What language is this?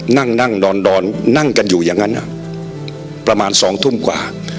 Thai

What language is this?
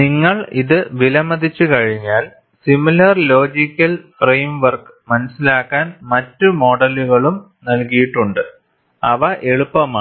Malayalam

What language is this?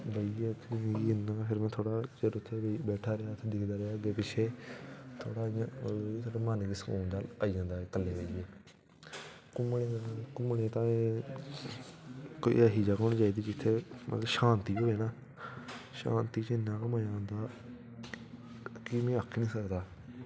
Dogri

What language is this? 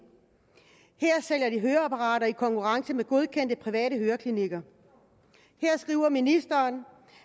Danish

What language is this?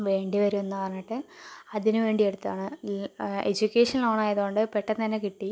Malayalam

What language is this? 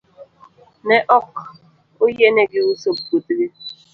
Luo (Kenya and Tanzania)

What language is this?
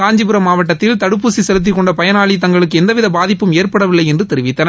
Tamil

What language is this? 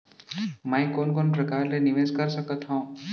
Chhattisgarhi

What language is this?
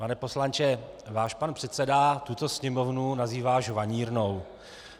Czech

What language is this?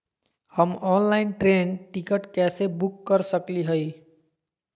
Magahi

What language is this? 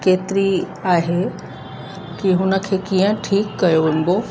Sindhi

